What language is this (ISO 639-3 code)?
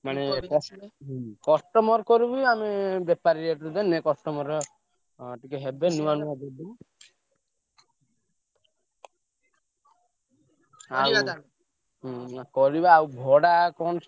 ori